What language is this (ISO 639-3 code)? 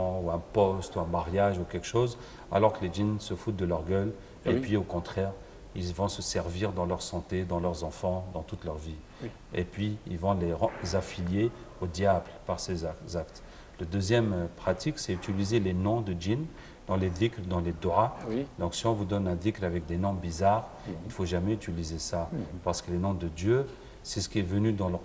fra